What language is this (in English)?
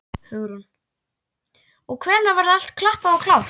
Icelandic